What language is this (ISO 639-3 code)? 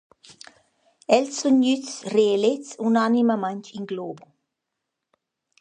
roh